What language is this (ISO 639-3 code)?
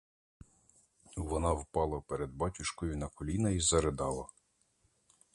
ukr